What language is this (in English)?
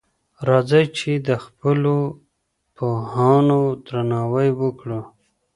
Pashto